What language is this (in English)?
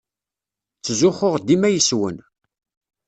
Kabyle